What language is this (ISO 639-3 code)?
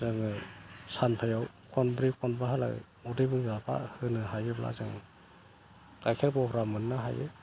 brx